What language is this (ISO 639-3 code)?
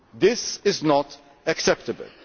eng